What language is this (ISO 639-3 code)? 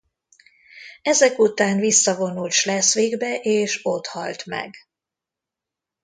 hun